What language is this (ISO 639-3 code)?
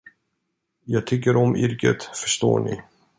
swe